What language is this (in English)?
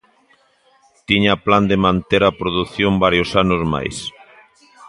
Galician